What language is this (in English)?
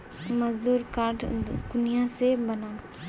Magahi